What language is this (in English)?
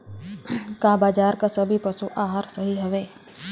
Bhojpuri